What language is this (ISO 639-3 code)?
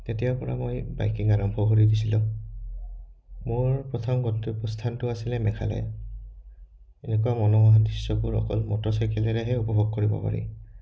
asm